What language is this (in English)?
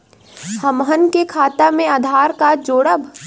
Bhojpuri